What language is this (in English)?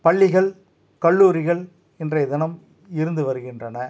Tamil